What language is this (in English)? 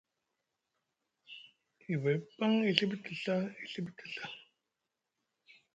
Musgu